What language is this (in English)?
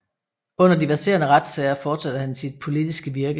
Danish